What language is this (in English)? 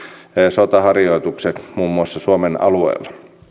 Finnish